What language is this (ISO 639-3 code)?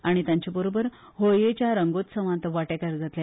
kok